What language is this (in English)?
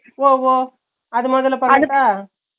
Tamil